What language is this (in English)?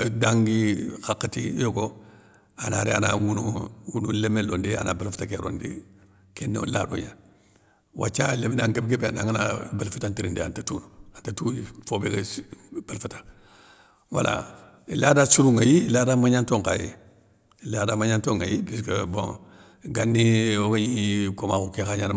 Soninke